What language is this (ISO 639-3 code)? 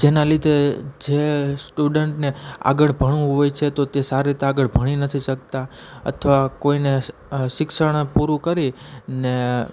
guj